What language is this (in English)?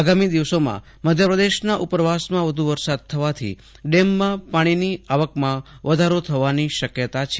Gujarati